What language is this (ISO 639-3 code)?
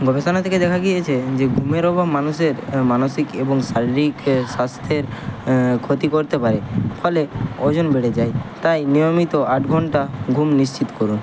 ben